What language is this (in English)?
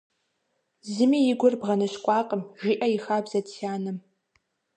Kabardian